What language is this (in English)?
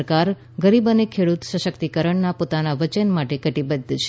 Gujarati